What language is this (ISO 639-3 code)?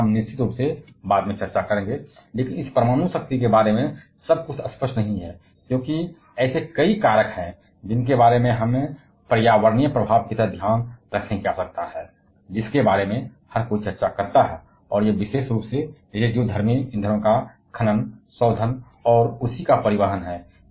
hin